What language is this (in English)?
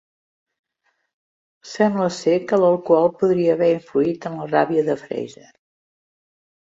Catalan